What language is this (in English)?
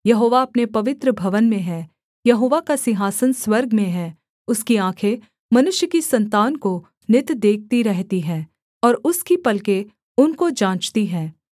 Hindi